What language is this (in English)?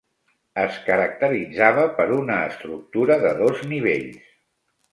Catalan